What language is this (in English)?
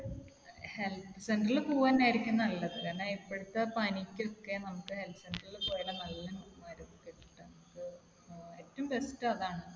Malayalam